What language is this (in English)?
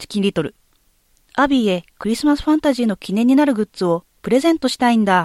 Japanese